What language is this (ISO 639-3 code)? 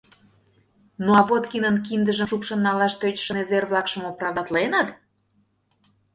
chm